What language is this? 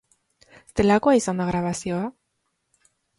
Basque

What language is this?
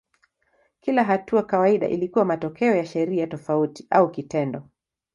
Swahili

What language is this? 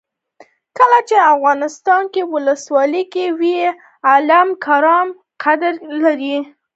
Pashto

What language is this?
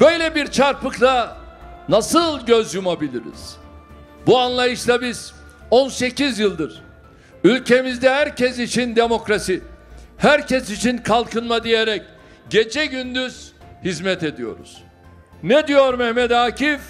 Turkish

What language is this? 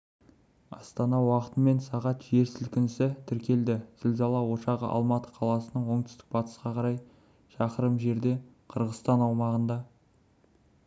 Kazakh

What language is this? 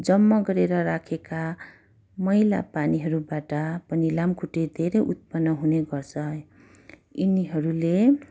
Nepali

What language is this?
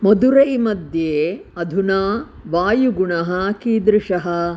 Sanskrit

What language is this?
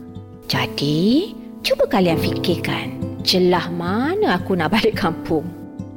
Malay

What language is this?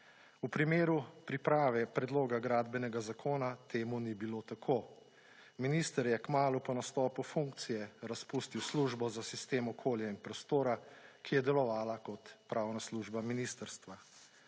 Slovenian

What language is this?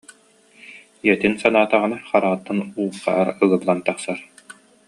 Yakut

